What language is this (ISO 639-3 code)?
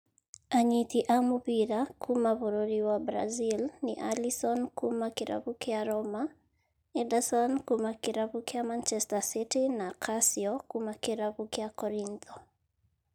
kik